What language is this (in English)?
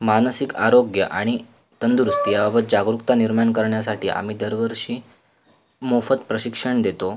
Marathi